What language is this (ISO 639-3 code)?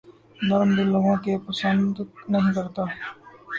urd